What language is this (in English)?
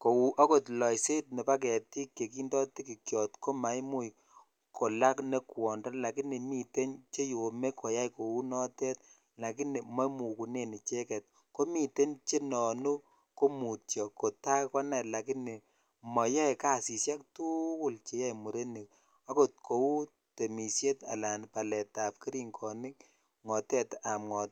Kalenjin